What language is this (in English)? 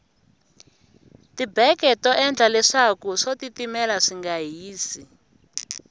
Tsonga